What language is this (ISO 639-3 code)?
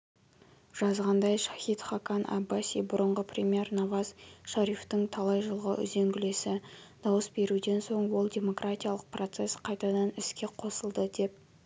kaz